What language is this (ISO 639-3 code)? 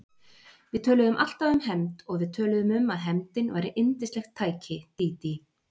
isl